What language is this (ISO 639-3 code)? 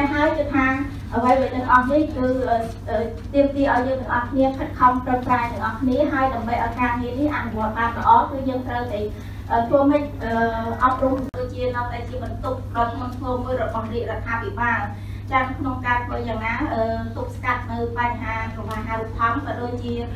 tha